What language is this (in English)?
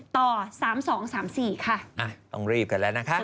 Thai